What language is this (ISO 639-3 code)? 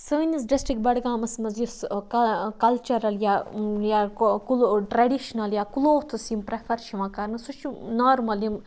kas